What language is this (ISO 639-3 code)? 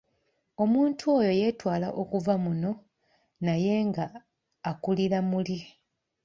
lug